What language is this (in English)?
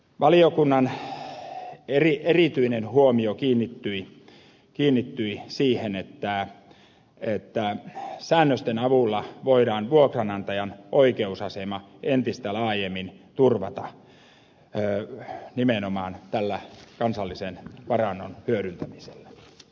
Finnish